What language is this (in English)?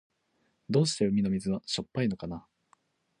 Japanese